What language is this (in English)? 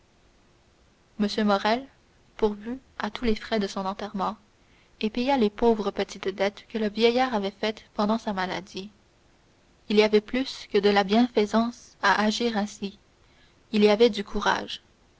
French